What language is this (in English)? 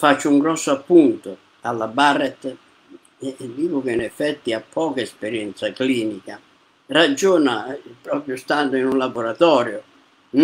Italian